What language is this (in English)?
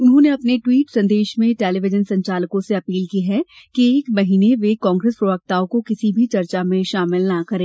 Hindi